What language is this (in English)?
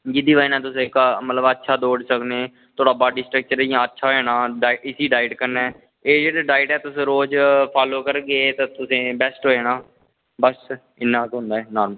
Dogri